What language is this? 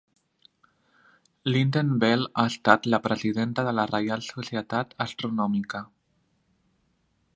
Catalan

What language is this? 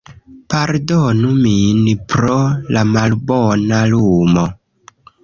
Esperanto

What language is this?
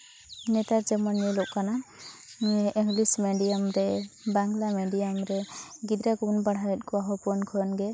Santali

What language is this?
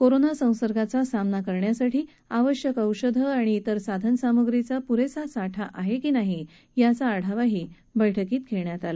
Marathi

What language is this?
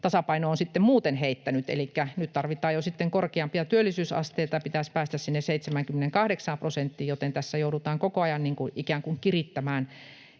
Finnish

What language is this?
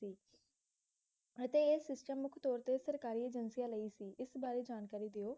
Punjabi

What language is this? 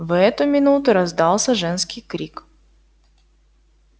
Russian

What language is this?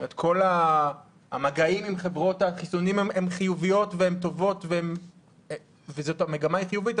Hebrew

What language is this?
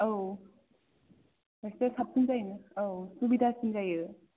Bodo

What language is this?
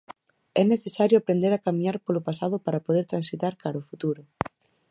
Galician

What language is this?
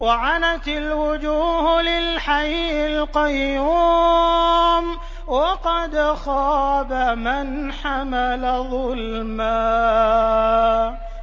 Arabic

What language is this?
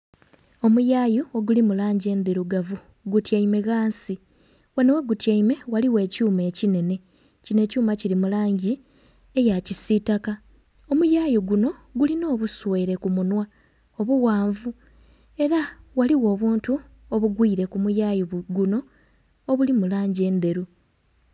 Soga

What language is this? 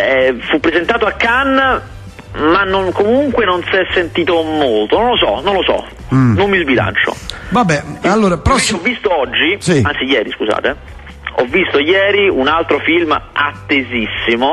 Italian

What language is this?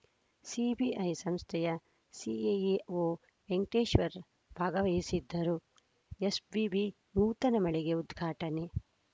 Kannada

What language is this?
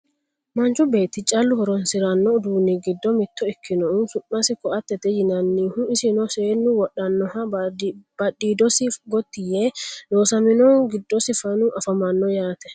Sidamo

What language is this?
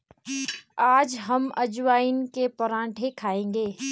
Hindi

